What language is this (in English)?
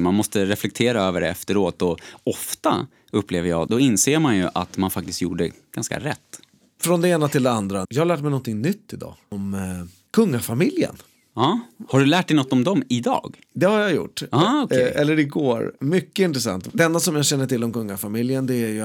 Swedish